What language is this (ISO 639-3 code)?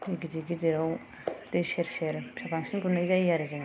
brx